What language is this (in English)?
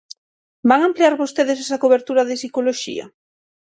Galician